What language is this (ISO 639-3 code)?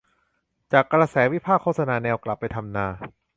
tha